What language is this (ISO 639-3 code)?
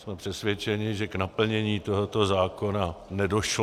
ces